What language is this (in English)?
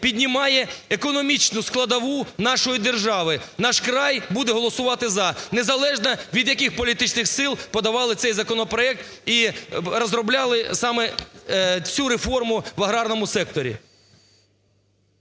Ukrainian